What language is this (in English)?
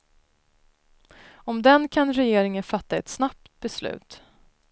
Swedish